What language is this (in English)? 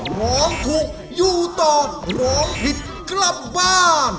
Thai